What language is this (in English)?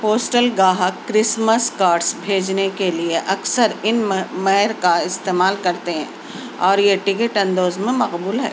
Urdu